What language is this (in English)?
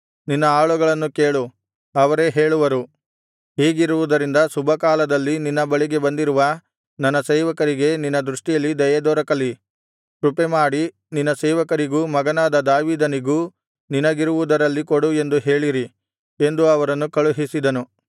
Kannada